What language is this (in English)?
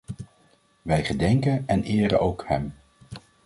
Dutch